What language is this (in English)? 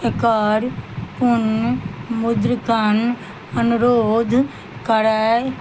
Maithili